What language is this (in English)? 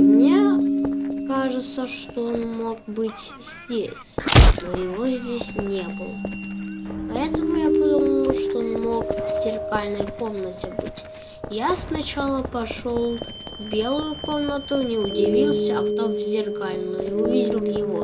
Russian